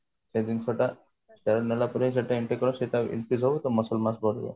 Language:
Odia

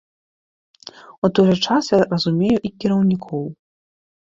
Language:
Belarusian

